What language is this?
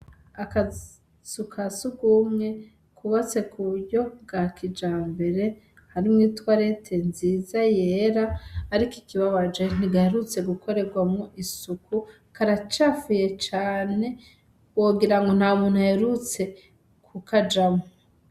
Rundi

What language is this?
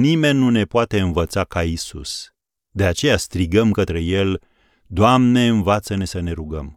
Romanian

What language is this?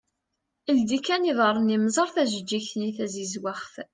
Kabyle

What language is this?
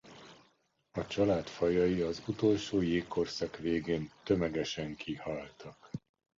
Hungarian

